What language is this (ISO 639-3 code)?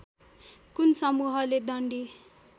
nep